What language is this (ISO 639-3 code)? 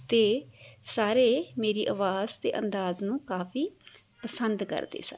pan